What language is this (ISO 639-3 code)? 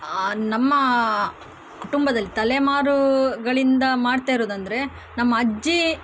kan